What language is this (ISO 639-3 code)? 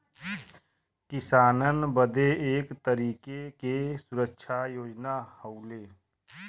bho